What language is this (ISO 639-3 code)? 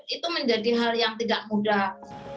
ind